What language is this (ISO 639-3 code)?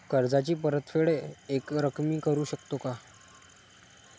mar